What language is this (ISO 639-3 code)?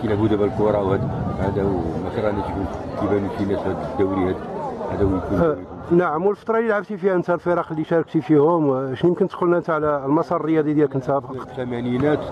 ara